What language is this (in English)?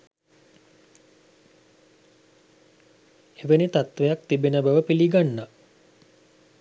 Sinhala